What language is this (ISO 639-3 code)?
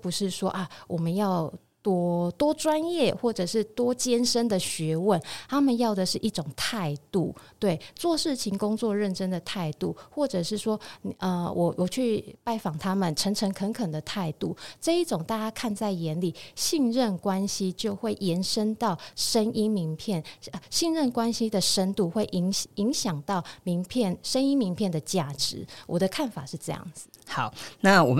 zho